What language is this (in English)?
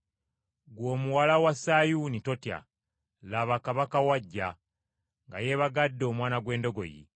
Ganda